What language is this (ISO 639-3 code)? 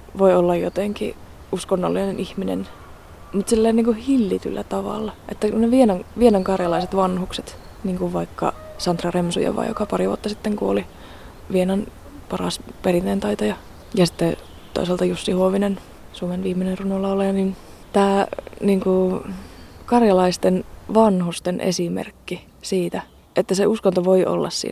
fin